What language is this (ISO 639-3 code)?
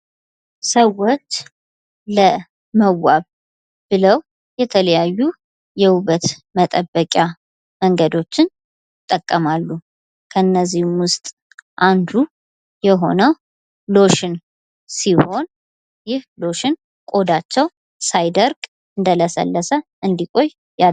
amh